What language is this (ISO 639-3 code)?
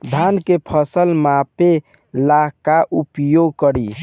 bho